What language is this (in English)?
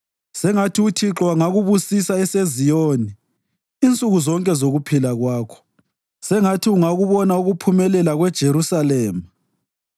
North Ndebele